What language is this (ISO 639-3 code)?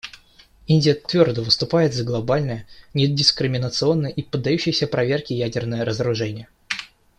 rus